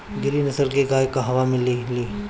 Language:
Bhojpuri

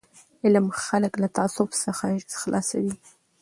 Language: Pashto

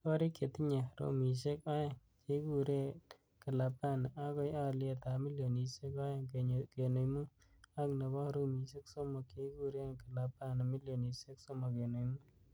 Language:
Kalenjin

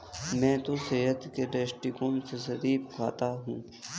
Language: Hindi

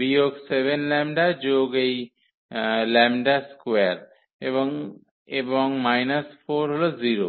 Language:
Bangla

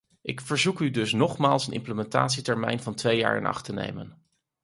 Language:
Dutch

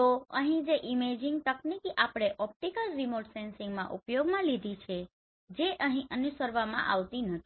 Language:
Gujarati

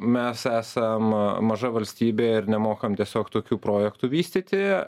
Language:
Lithuanian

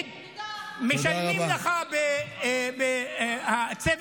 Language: Hebrew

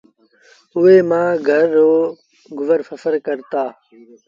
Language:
Sindhi Bhil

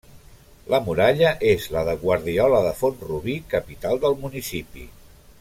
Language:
Catalan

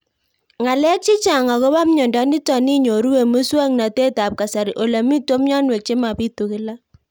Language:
Kalenjin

